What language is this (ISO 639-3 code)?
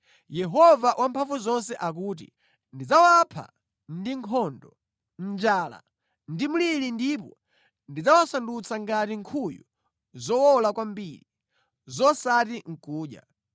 nya